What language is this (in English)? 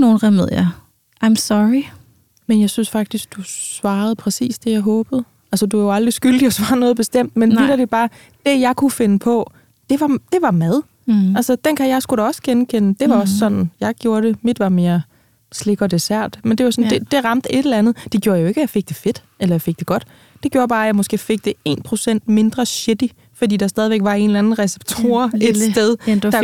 Danish